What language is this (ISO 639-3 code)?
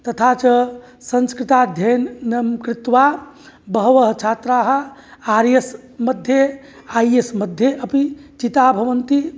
san